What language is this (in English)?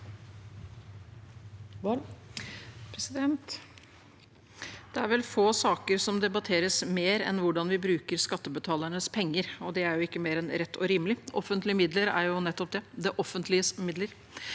Norwegian